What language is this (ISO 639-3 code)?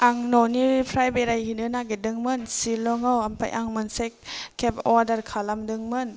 brx